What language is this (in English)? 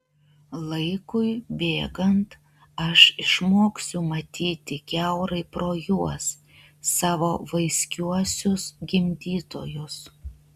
Lithuanian